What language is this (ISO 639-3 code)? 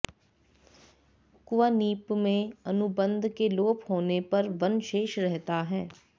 san